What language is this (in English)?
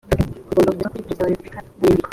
Kinyarwanda